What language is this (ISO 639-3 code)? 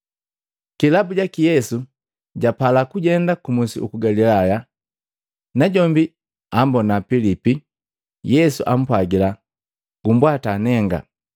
mgv